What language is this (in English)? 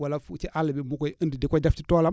Wolof